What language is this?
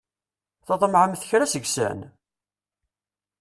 Kabyle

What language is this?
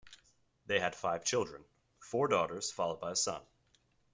English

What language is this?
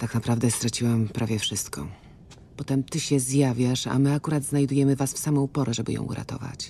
Polish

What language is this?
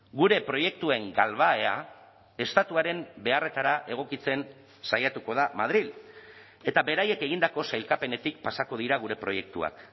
Basque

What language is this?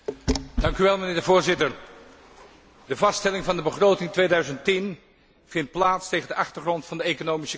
Dutch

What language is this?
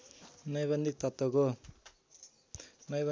Nepali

